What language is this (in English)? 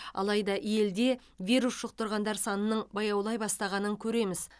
Kazakh